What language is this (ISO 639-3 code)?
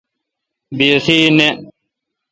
xka